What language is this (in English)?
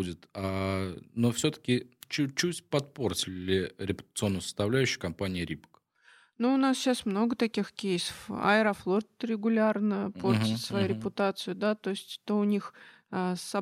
Russian